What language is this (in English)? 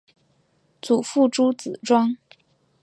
Chinese